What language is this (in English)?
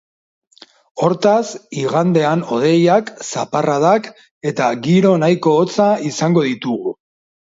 Basque